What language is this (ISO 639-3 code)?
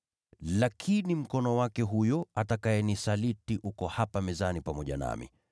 swa